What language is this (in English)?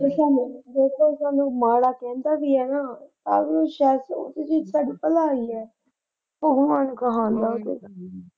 Punjabi